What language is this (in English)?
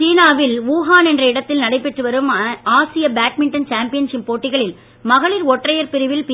Tamil